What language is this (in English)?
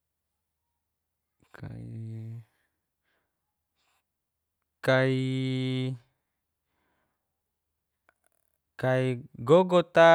Geser-Gorom